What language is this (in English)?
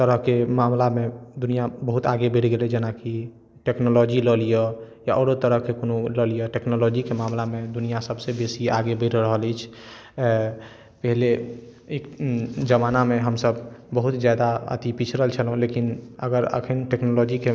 Maithili